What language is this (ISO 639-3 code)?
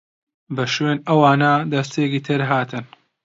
ckb